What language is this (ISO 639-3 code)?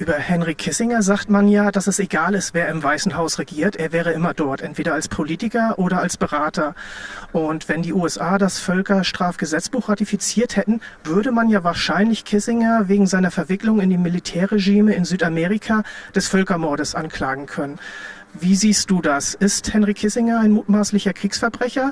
deu